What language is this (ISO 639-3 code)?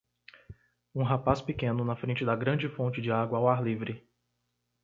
por